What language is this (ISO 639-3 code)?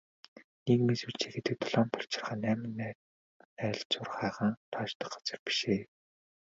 mon